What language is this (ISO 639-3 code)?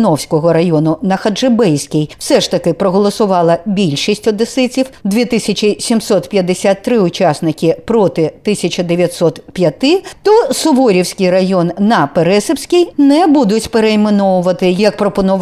ukr